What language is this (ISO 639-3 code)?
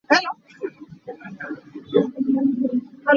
cnh